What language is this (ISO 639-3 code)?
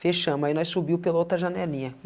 por